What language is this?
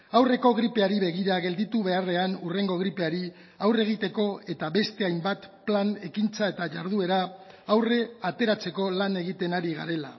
Basque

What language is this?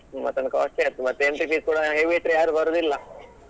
Kannada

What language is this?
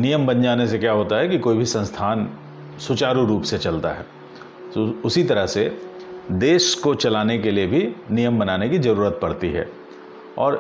Hindi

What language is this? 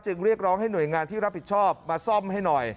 Thai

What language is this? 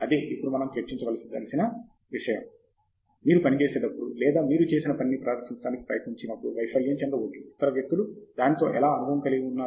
Telugu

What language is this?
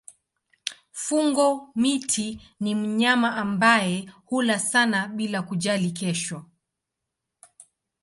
Swahili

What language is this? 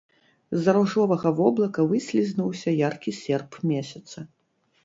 Belarusian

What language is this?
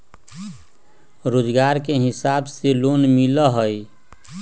Magahi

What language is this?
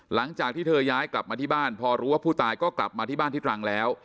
Thai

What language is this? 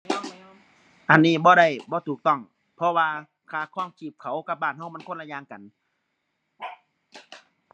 Thai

